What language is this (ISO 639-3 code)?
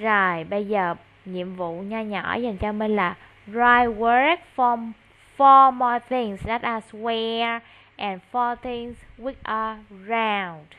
vie